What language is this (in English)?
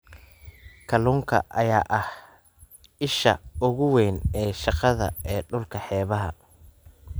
Somali